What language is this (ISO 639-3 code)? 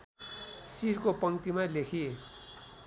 nep